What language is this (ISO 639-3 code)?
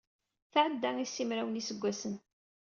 kab